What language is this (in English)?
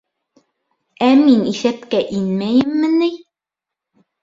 Bashkir